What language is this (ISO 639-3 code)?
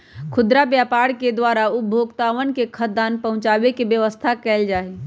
mag